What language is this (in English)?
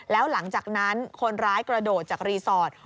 Thai